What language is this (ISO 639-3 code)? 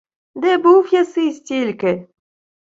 ukr